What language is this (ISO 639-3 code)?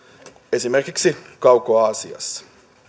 fin